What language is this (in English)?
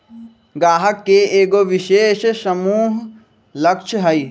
Magahi